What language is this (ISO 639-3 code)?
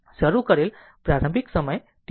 guj